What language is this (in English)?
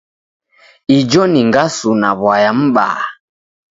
Taita